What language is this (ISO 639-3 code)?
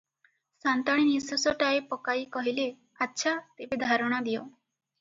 ori